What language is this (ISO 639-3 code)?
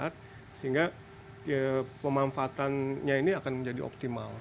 ind